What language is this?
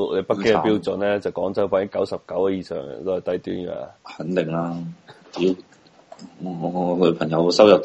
Chinese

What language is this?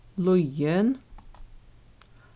Faroese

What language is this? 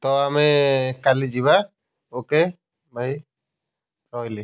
Odia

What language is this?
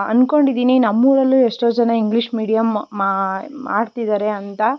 Kannada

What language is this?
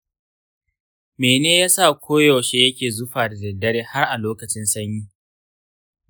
Hausa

